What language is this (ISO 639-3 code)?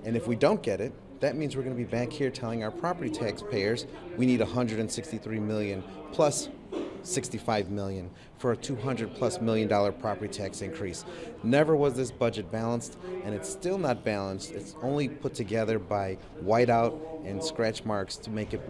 eng